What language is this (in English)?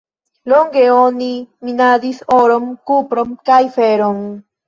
Esperanto